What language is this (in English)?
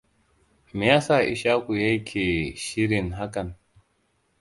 Hausa